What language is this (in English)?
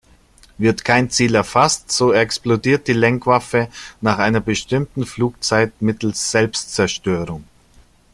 German